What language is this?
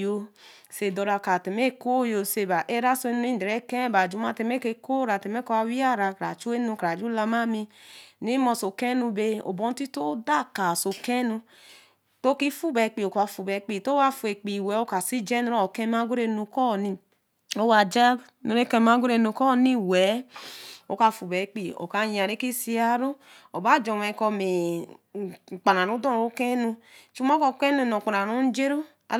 Eleme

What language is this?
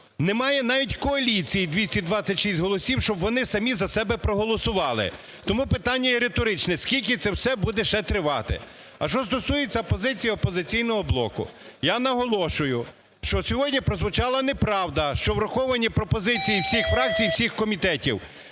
Ukrainian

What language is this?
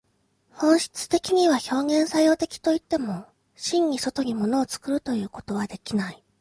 Japanese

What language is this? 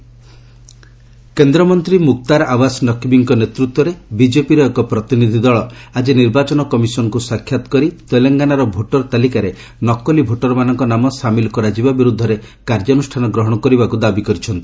Odia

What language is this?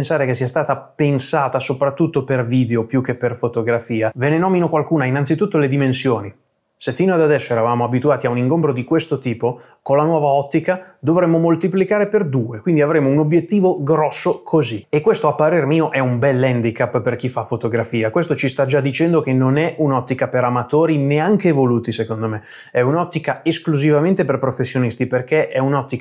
Italian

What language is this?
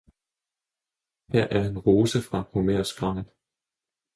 Danish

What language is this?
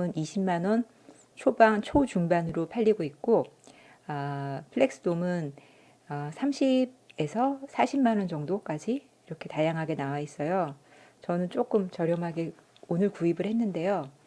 Korean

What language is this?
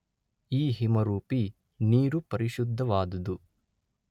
Kannada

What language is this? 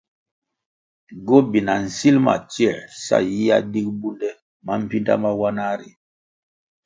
Kwasio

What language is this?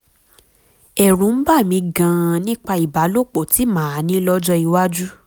Yoruba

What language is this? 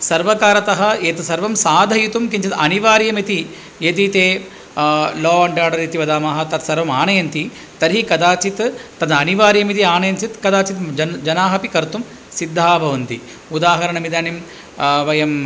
Sanskrit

